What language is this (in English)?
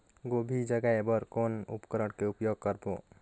Chhattisgarhi